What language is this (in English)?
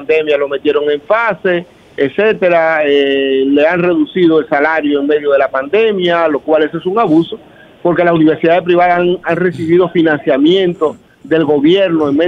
Spanish